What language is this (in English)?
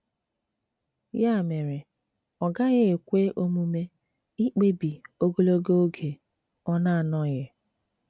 Igbo